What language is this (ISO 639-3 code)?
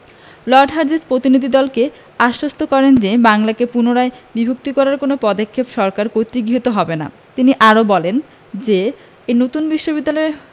ben